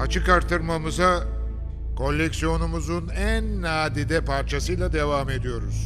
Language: Turkish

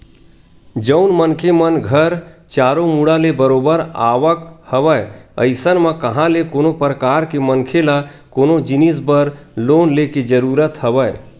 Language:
Chhattisgarhi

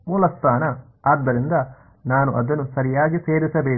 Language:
Kannada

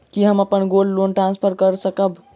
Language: Maithili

